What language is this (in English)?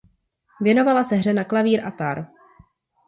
Czech